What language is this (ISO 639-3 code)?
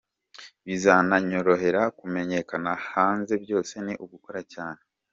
kin